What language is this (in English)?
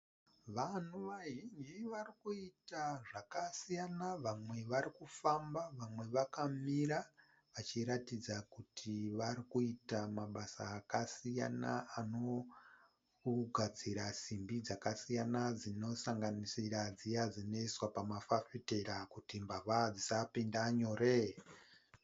Shona